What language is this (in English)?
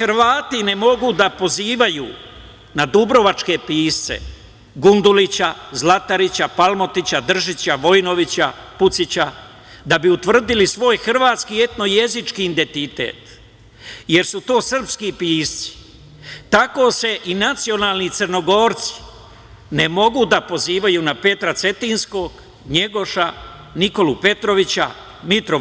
Serbian